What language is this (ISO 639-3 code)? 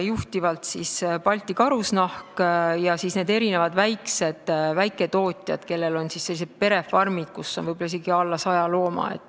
est